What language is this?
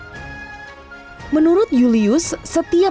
Indonesian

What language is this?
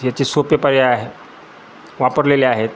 Marathi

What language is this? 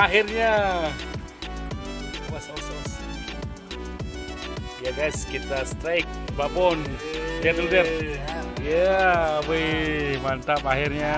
Indonesian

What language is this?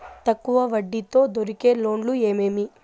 Telugu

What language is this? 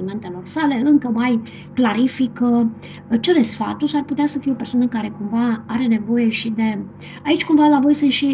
Romanian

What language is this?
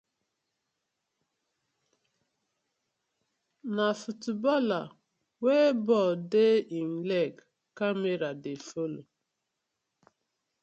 Nigerian Pidgin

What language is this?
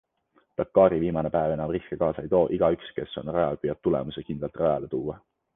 Estonian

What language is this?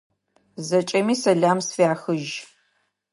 Adyghe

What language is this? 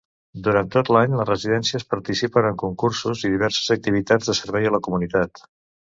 Catalan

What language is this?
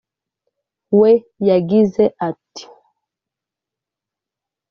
Kinyarwanda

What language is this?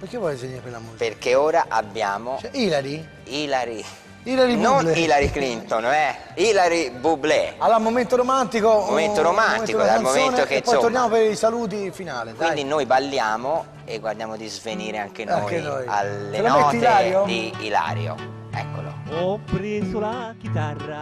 Italian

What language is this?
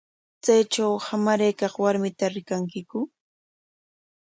Corongo Ancash Quechua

